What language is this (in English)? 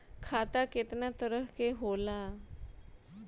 Bhojpuri